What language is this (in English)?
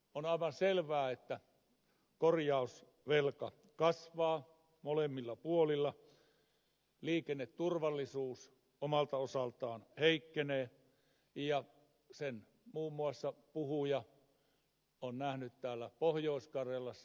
Finnish